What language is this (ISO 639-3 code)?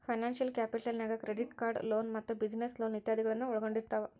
kan